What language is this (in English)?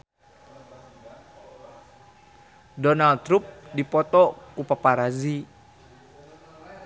Sundanese